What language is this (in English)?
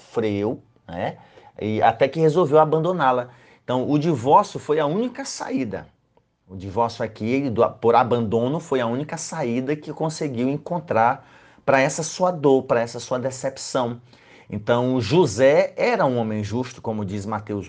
Portuguese